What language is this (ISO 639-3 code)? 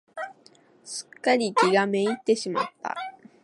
jpn